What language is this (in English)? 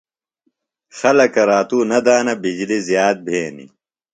Phalura